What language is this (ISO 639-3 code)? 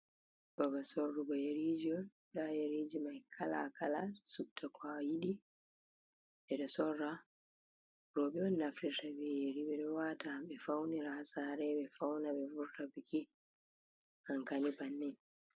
ful